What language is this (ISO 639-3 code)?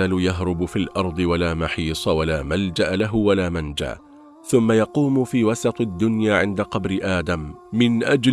ara